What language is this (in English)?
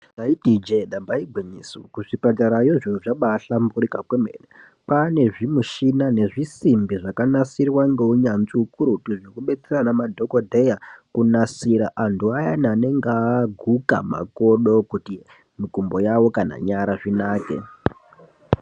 Ndau